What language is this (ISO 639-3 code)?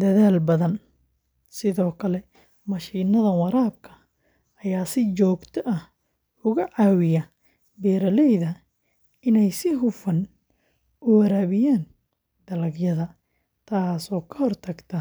som